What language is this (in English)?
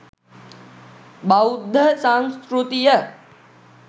Sinhala